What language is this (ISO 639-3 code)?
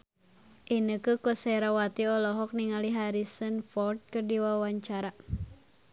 sun